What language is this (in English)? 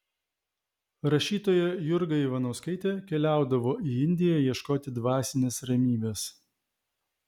Lithuanian